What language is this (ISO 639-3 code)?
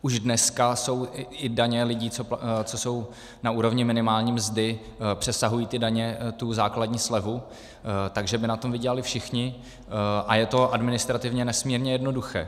ces